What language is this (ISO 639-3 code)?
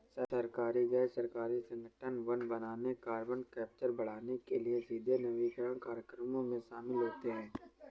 hin